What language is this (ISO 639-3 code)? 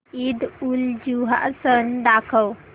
mar